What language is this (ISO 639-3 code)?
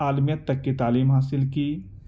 urd